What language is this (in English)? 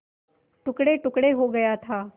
Hindi